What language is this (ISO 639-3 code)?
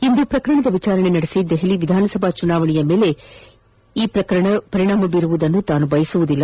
kan